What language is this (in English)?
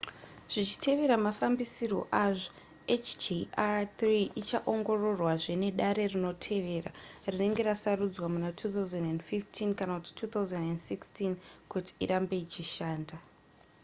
Shona